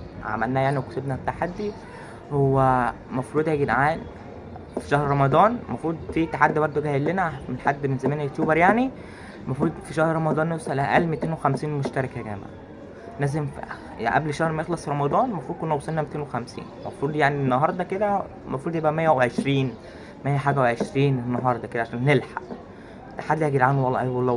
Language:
Arabic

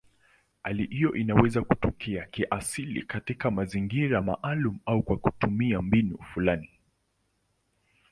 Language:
Swahili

